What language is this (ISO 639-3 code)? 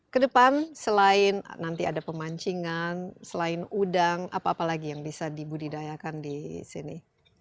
ind